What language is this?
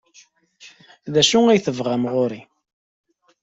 Kabyle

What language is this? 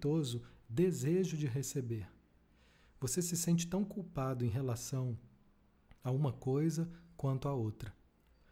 Portuguese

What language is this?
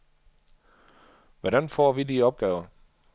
Danish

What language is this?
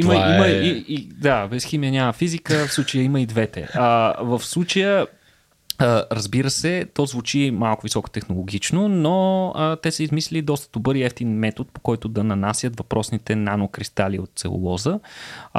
Bulgarian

